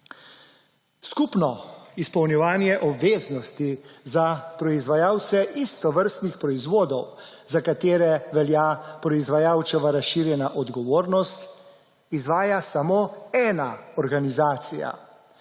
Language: Slovenian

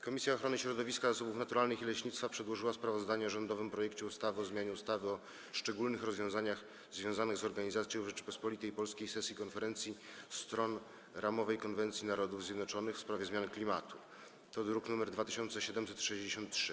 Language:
Polish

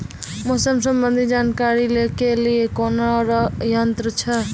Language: Maithili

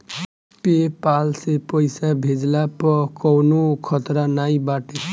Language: Bhojpuri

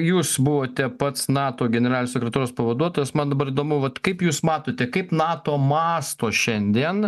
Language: Lithuanian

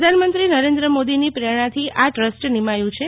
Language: Gujarati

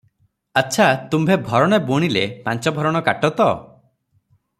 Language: Odia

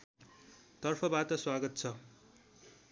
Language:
Nepali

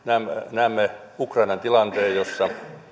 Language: Finnish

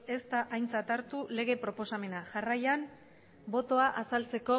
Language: Basque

